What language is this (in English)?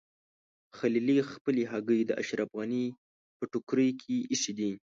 Pashto